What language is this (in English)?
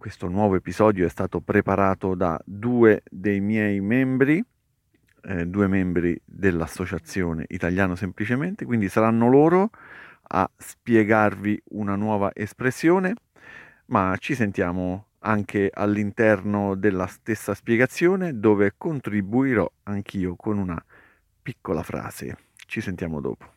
Italian